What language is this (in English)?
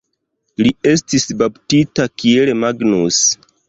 Esperanto